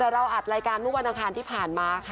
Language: Thai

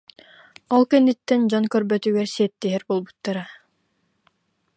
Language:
Yakut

